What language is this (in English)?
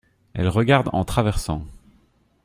French